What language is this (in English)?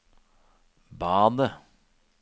Norwegian